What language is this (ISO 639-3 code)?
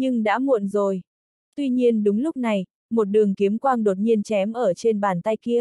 vie